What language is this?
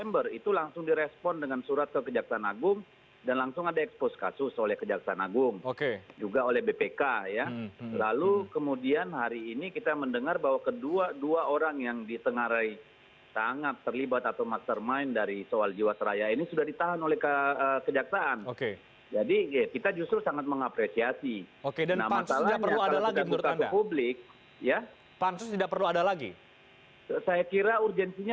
Indonesian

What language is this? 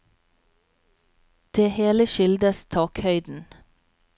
Norwegian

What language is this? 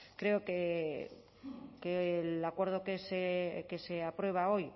Spanish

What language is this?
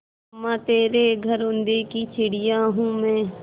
Hindi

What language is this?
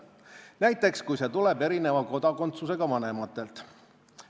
Estonian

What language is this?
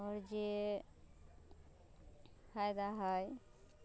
Maithili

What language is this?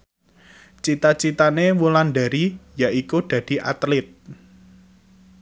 Javanese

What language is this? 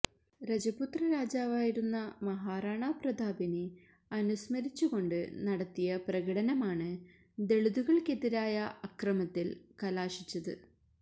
Malayalam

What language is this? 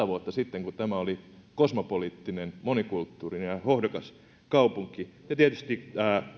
Finnish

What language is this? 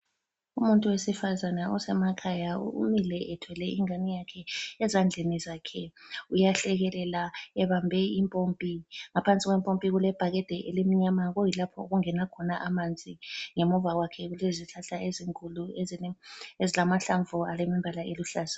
North Ndebele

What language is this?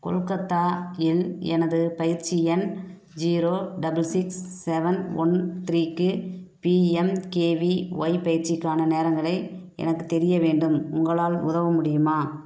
Tamil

